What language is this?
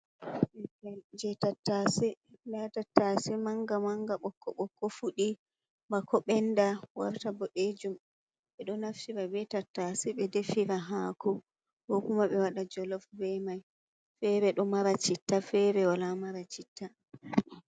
Fula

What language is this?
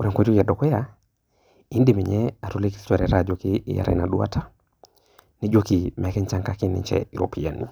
Masai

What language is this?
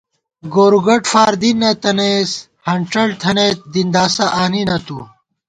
Gawar-Bati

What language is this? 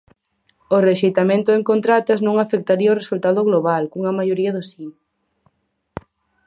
Galician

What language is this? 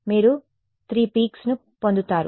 Telugu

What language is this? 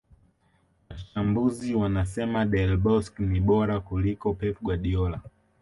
Swahili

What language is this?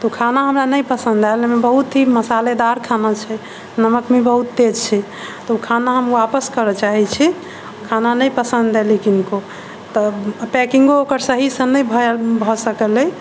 Maithili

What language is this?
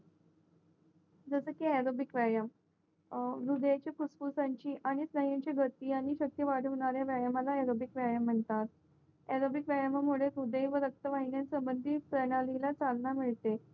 Marathi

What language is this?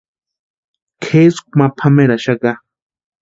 Western Highland Purepecha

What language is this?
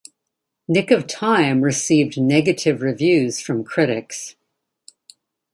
English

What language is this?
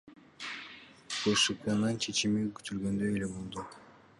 Kyrgyz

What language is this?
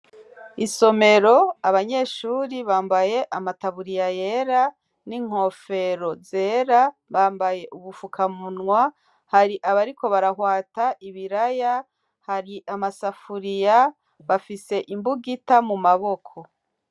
Rundi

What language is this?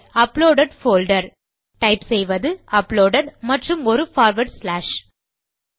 Tamil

